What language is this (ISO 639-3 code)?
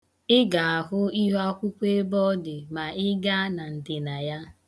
ibo